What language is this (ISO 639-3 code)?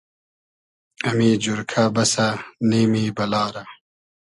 haz